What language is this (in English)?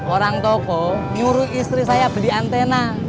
Indonesian